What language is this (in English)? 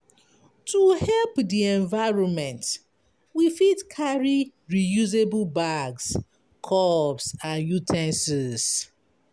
Nigerian Pidgin